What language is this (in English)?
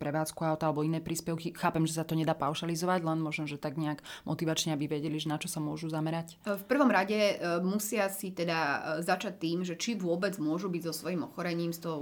Slovak